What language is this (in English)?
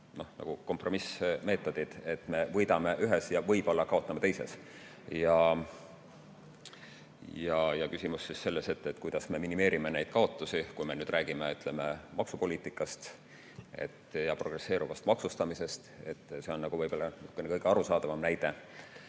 Estonian